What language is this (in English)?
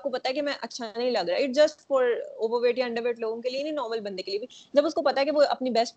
Urdu